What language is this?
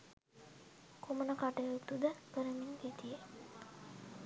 Sinhala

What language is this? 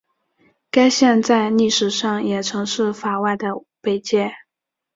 Chinese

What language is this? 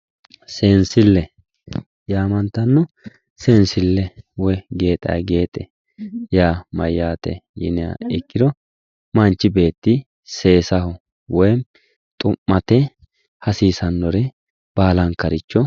Sidamo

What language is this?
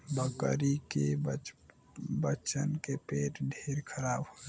Bhojpuri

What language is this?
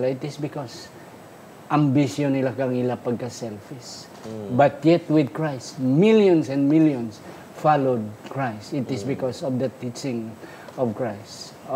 Filipino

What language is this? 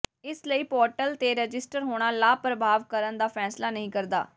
Punjabi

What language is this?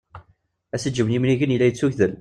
Kabyle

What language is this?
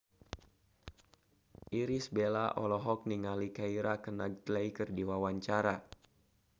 Sundanese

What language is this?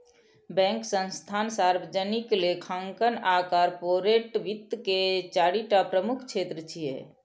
Maithili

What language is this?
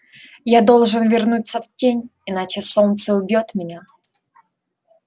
Russian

